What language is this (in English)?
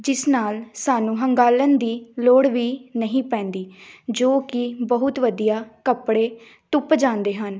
Punjabi